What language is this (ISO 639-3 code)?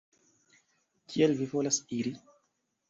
epo